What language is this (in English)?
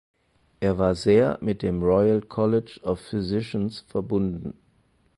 German